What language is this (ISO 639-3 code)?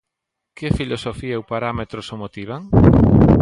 glg